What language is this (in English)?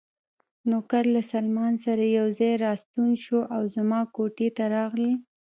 Pashto